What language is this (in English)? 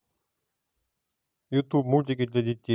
Russian